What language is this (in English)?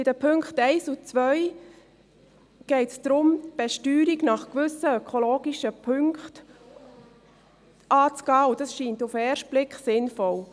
Swiss German